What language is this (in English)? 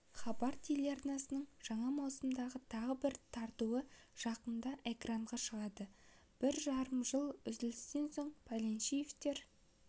Kazakh